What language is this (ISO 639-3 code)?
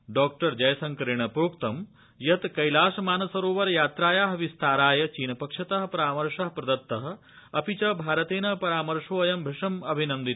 san